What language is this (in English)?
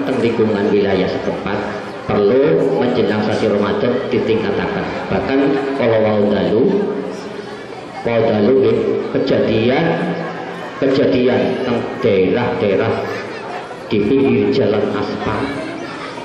Indonesian